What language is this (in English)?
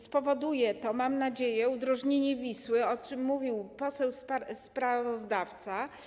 Polish